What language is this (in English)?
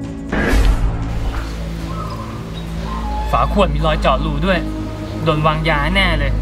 Thai